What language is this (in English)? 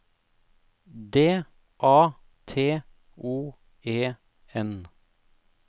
Norwegian